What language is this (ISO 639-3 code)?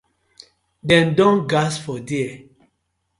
pcm